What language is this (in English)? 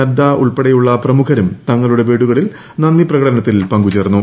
Malayalam